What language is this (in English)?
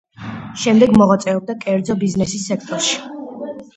Georgian